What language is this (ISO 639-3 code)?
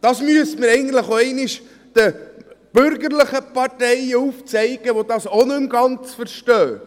gsw